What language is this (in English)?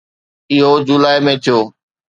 Sindhi